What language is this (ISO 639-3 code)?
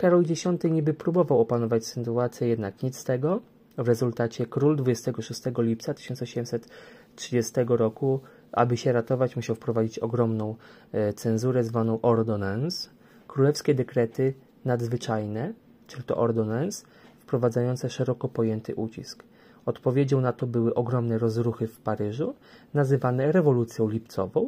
pol